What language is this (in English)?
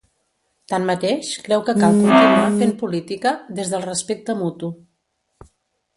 Catalan